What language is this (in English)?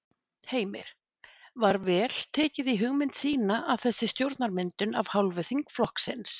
Icelandic